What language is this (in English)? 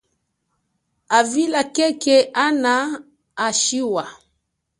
Chokwe